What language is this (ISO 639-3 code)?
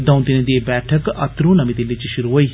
doi